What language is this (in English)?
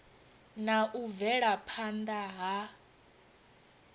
Venda